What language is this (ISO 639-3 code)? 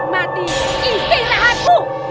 ind